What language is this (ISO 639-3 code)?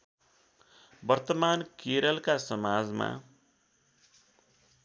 nep